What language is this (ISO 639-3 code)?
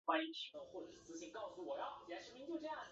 zho